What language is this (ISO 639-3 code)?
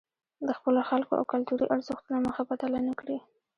pus